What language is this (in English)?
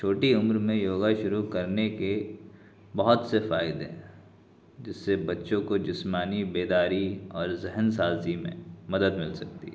Urdu